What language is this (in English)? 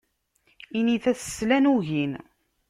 Kabyle